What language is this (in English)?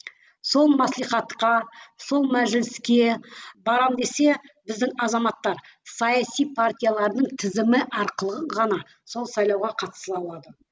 Kazakh